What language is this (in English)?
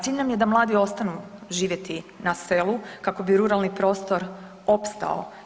Croatian